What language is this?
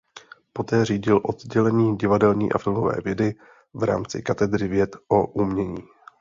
Czech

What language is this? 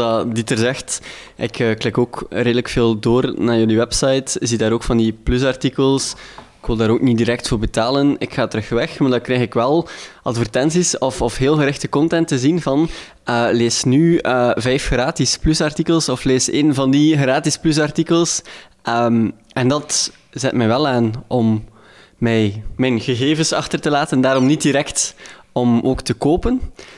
Dutch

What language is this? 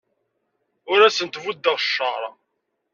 Kabyle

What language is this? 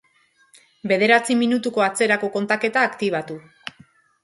Basque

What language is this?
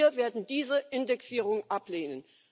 German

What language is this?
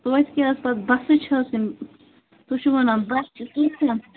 Kashmiri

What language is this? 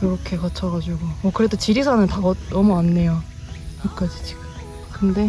Korean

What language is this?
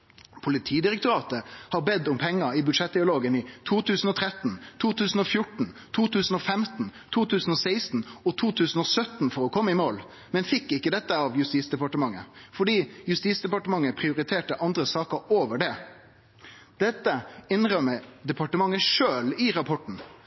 Norwegian Nynorsk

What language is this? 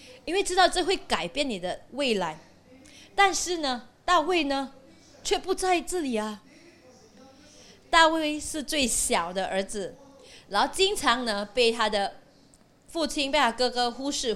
Chinese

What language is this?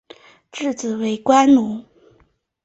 Chinese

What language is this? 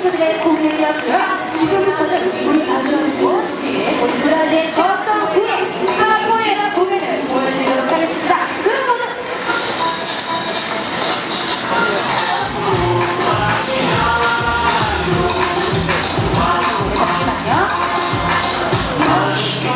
Korean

